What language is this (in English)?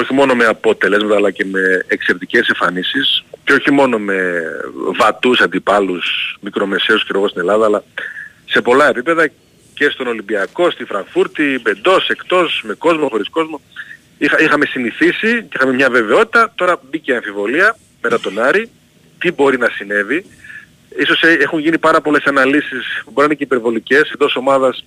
Greek